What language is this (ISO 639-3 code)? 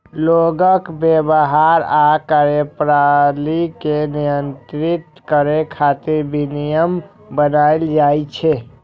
mai